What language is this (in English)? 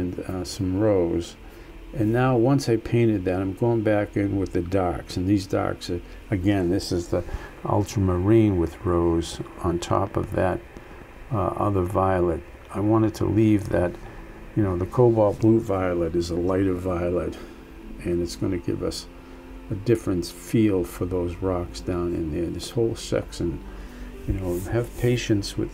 English